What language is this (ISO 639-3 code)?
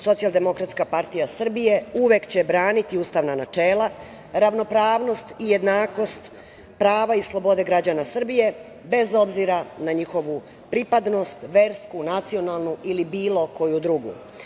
srp